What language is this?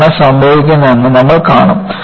Malayalam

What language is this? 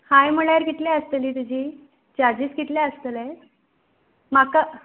Konkani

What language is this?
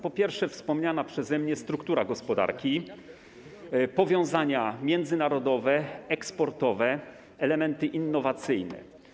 Polish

